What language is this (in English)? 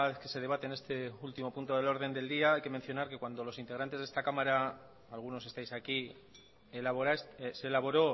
Spanish